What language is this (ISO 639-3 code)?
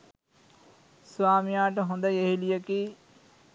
sin